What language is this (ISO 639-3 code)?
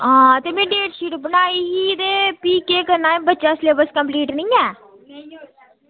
doi